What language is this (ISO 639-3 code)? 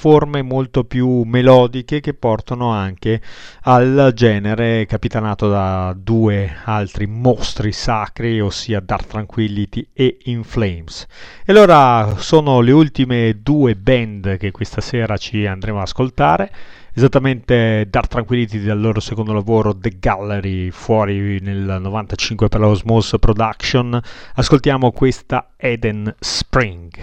ita